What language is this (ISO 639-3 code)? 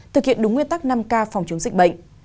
vie